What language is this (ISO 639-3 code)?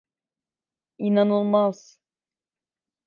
tur